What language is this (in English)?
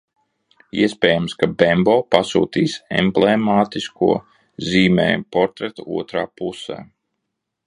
Latvian